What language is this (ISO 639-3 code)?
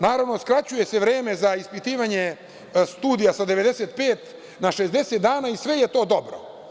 srp